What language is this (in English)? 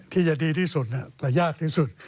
Thai